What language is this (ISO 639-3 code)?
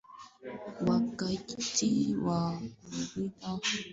swa